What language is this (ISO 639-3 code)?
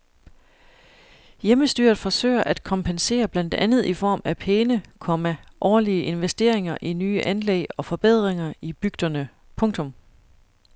dan